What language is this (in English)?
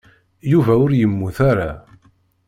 Kabyle